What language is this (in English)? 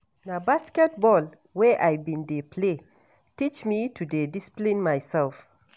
Nigerian Pidgin